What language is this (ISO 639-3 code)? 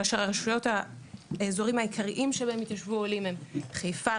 heb